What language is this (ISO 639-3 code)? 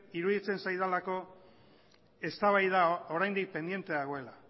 eus